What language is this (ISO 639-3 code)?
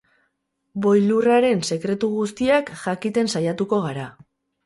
eus